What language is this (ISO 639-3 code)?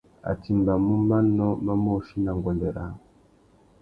bag